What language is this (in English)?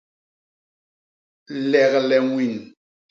Basaa